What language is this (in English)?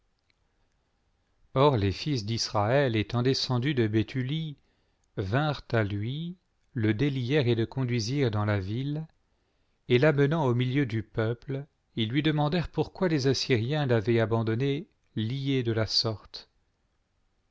French